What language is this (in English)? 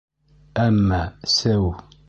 Bashkir